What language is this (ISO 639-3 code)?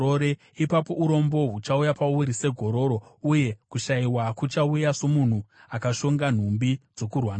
sna